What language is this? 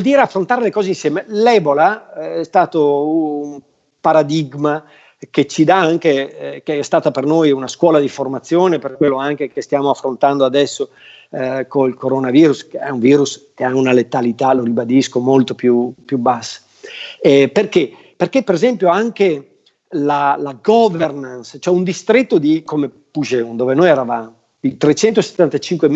Italian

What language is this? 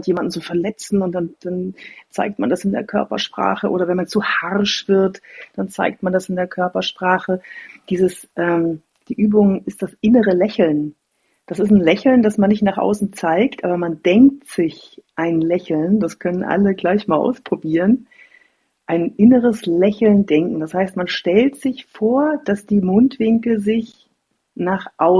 German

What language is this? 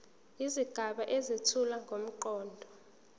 Zulu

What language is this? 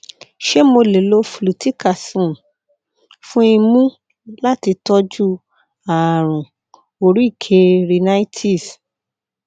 Yoruba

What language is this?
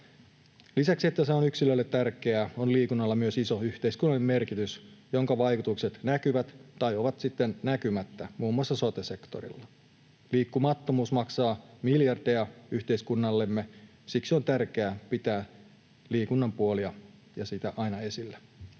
Finnish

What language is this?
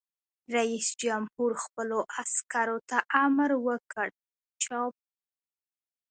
Pashto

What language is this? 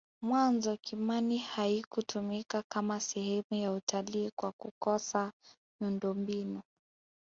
Swahili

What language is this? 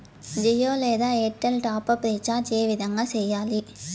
Telugu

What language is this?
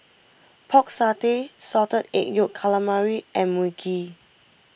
English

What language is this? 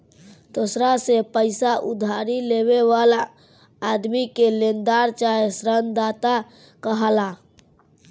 Bhojpuri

